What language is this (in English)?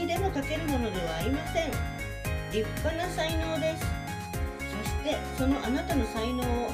Japanese